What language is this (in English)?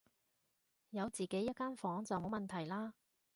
Cantonese